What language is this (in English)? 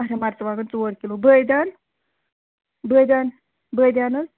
Kashmiri